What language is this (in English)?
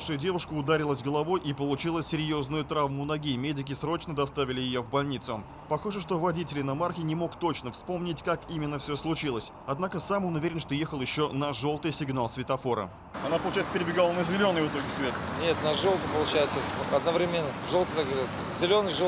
Russian